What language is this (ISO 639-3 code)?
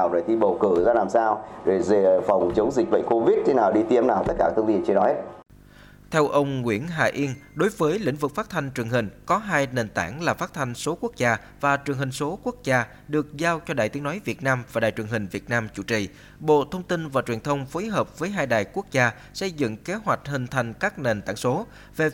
vie